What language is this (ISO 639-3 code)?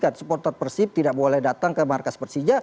ind